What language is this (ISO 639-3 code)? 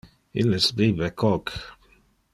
ina